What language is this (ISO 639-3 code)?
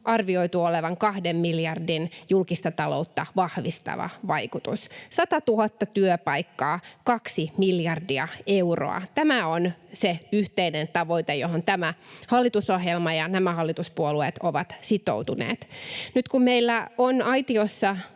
fin